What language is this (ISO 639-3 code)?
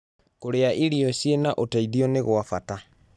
kik